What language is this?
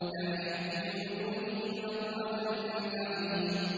Arabic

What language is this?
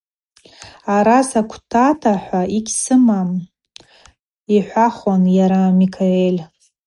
Abaza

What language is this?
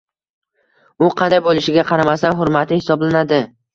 Uzbek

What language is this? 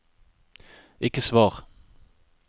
Norwegian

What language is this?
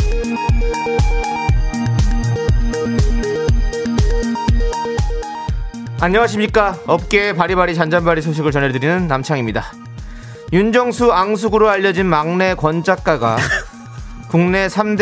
Korean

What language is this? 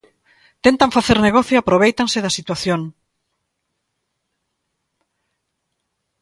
Galician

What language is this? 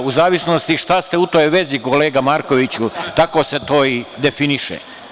Serbian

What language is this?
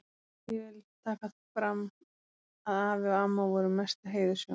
Icelandic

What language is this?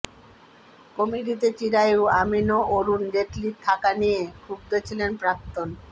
Bangla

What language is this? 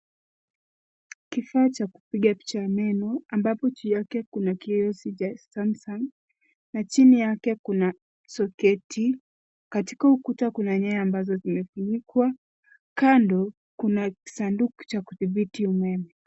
Swahili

